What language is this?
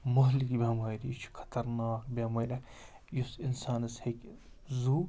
Kashmiri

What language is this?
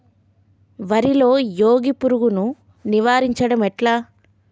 Telugu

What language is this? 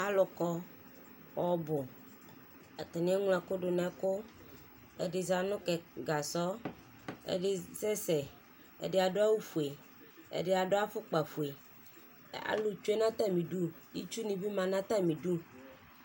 Ikposo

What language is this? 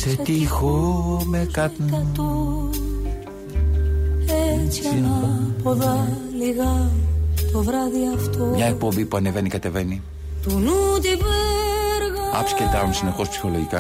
Greek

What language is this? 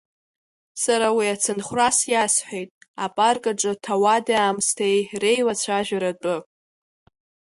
Abkhazian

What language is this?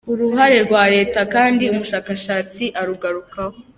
Kinyarwanda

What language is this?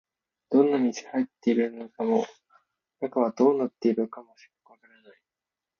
Japanese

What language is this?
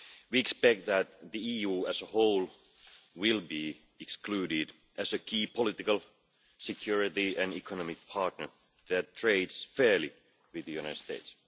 English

